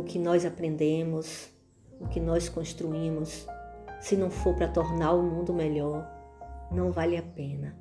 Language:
Portuguese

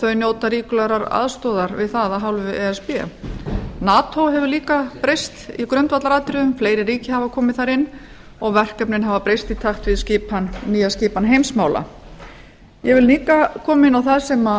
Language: Icelandic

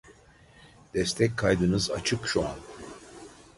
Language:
Turkish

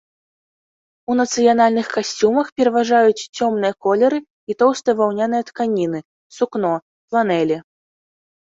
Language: Belarusian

